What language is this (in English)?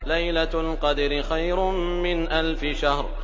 Arabic